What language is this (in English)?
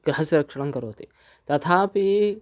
Sanskrit